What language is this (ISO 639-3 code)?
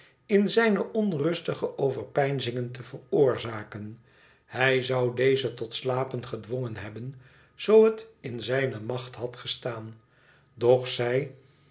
nld